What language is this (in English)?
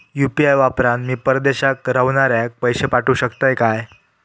Marathi